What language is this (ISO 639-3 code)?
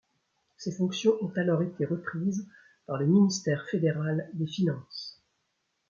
fra